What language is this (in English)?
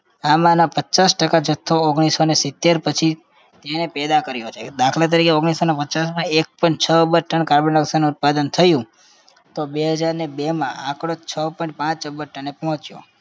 Gujarati